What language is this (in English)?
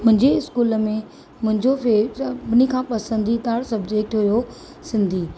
Sindhi